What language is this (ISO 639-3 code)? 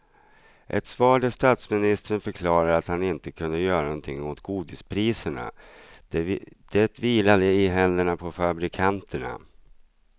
swe